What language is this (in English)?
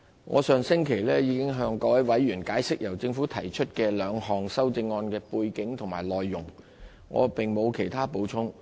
Cantonese